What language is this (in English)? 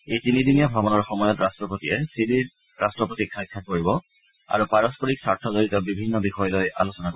Assamese